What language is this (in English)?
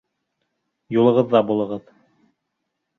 Bashkir